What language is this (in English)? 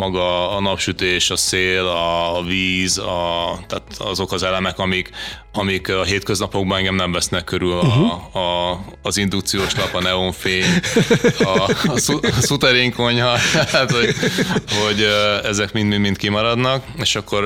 Hungarian